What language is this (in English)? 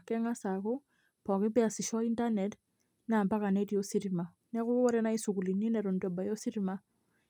Masai